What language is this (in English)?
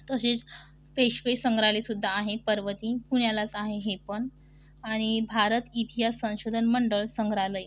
Marathi